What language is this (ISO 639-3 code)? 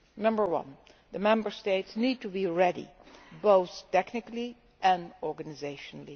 eng